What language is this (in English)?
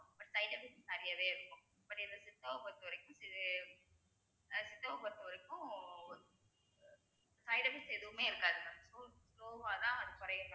Tamil